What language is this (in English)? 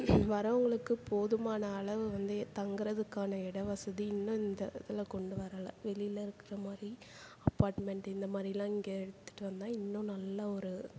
Tamil